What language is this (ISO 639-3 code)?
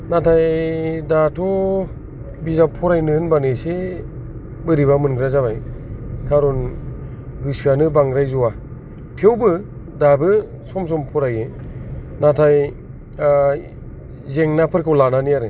brx